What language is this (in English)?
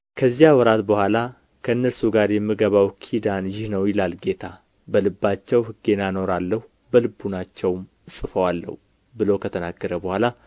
Amharic